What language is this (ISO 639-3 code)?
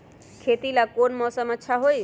mag